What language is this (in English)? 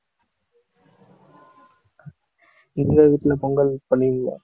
Tamil